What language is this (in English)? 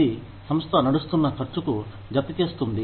Telugu